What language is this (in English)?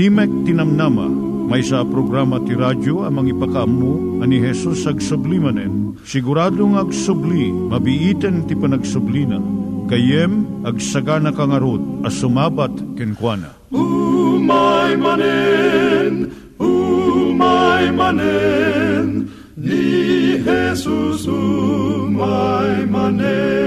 Filipino